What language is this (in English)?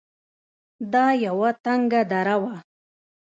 Pashto